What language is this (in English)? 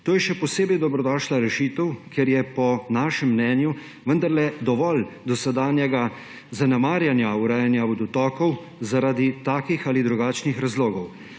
Slovenian